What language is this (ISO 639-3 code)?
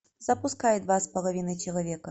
rus